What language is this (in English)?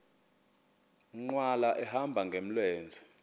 Xhosa